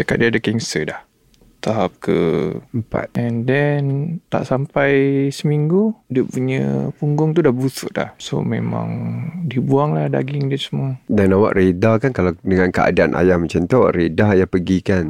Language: Malay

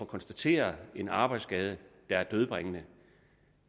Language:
Danish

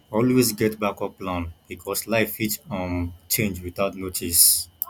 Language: Nigerian Pidgin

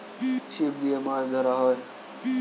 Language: Bangla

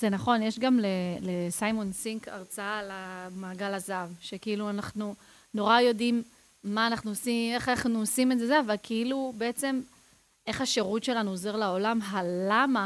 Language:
Hebrew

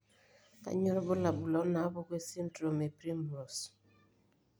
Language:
Masai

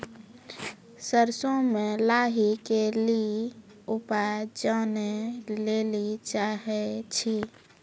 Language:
Maithili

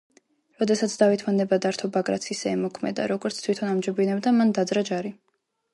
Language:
Georgian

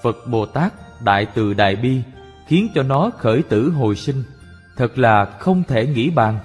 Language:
Vietnamese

